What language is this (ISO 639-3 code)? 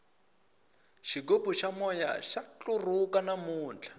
tso